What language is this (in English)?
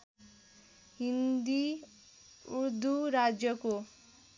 Nepali